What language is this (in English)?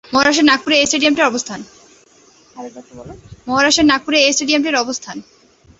Bangla